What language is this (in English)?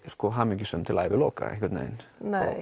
Icelandic